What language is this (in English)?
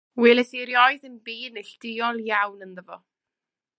Welsh